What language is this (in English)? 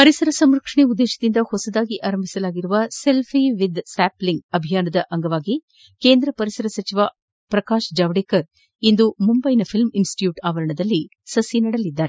Kannada